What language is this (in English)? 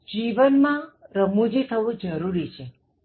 Gujarati